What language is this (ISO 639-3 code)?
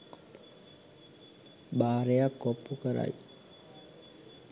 sin